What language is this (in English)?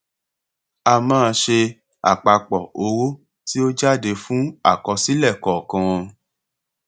Yoruba